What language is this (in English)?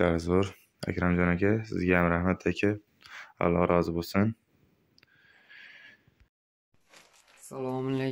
Turkish